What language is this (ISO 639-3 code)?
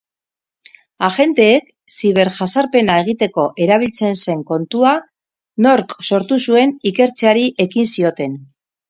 eus